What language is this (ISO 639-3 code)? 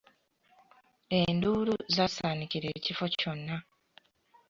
lug